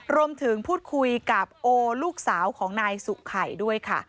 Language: Thai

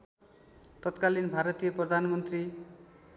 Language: Nepali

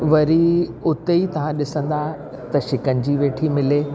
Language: Sindhi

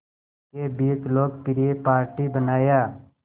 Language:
Hindi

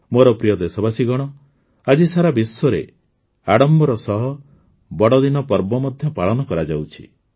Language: Odia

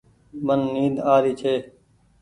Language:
Goaria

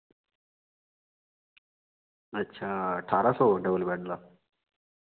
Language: Dogri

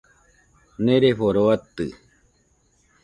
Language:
Nüpode Huitoto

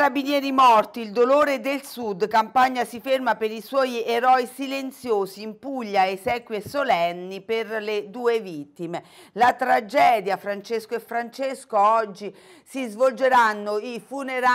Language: Italian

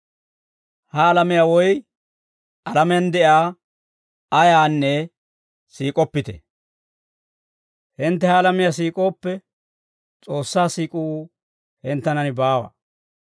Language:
Dawro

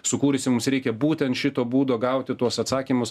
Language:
Lithuanian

